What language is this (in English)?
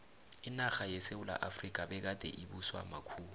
South Ndebele